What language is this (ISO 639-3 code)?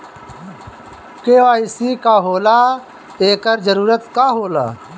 bho